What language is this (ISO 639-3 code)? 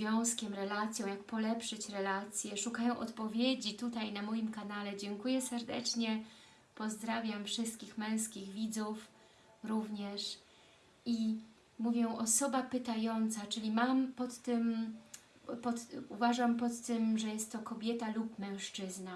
pol